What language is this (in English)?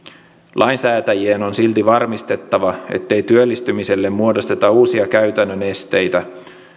Finnish